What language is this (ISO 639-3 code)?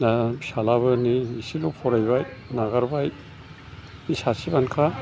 brx